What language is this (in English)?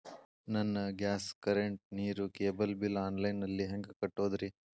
Kannada